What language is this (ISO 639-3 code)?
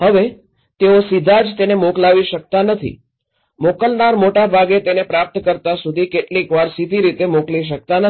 guj